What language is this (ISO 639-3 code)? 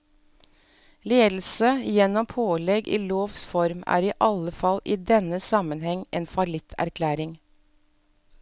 nor